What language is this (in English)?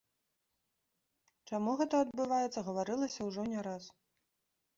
Belarusian